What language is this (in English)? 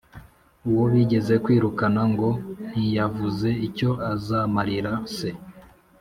Kinyarwanda